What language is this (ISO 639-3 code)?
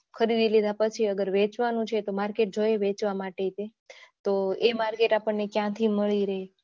guj